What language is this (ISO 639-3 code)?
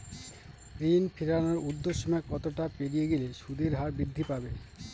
ben